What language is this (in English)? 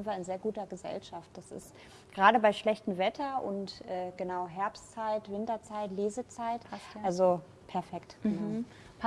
German